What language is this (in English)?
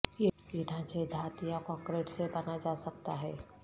Urdu